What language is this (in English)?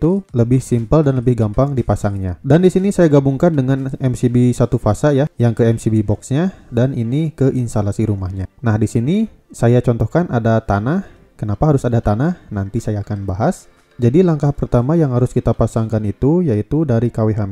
Indonesian